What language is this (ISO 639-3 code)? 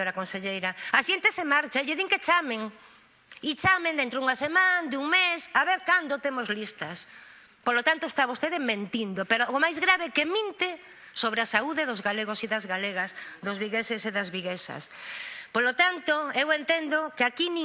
spa